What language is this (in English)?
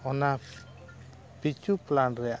Santali